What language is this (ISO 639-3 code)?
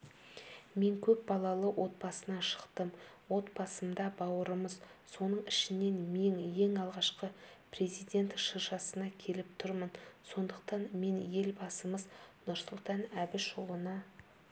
kaz